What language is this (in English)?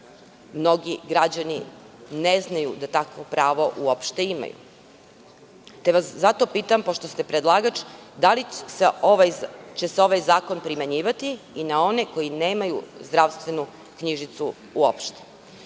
Serbian